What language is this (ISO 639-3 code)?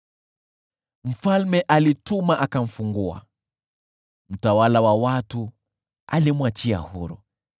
swa